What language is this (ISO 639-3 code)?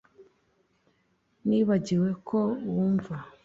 kin